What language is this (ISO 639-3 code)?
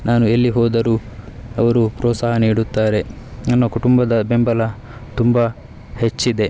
kan